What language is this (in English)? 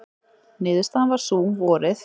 Icelandic